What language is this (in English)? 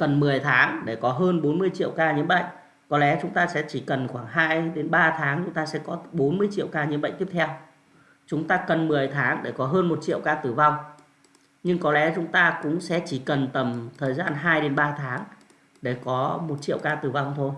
Vietnamese